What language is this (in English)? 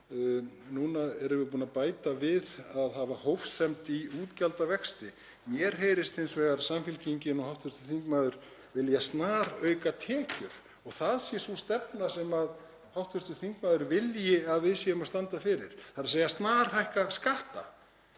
Icelandic